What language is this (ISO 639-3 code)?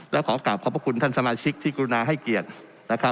tha